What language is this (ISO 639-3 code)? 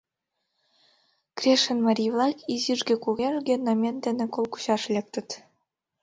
chm